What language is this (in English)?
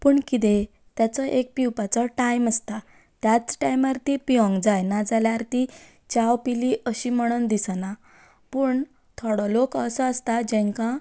Konkani